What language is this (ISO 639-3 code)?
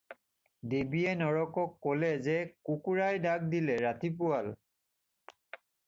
asm